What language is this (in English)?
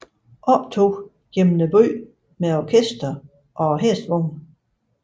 Danish